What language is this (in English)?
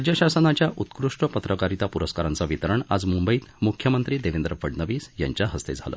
Marathi